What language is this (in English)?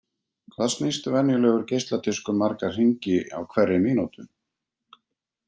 Icelandic